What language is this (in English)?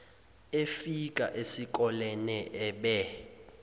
Zulu